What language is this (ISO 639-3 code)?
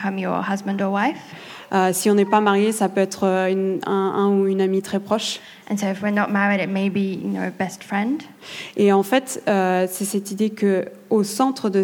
fra